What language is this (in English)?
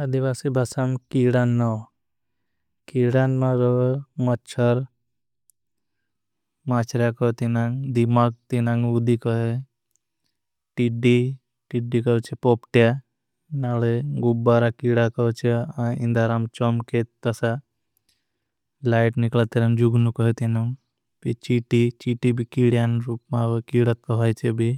Bhili